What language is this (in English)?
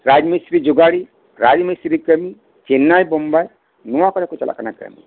Santali